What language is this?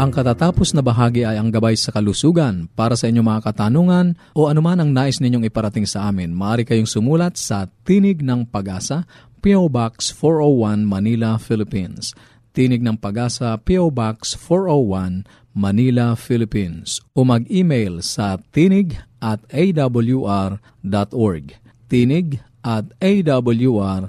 Filipino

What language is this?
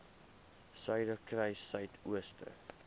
Afrikaans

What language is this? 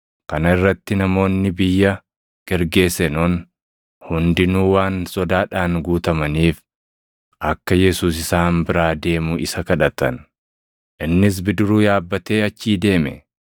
Oromo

